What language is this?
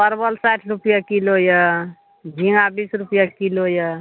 Maithili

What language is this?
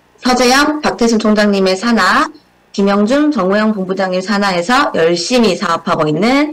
Korean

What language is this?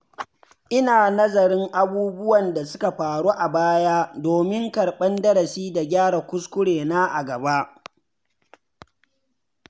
Hausa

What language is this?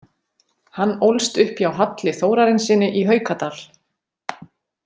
Icelandic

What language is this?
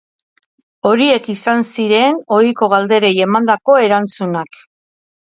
Basque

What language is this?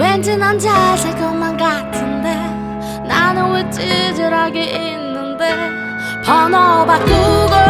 Korean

